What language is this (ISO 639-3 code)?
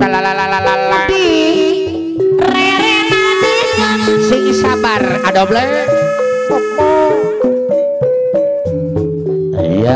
ind